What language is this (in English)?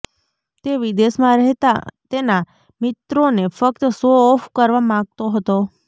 Gujarati